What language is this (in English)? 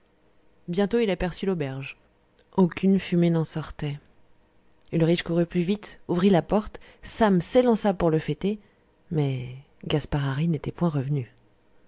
French